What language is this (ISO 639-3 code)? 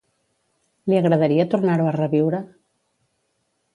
cat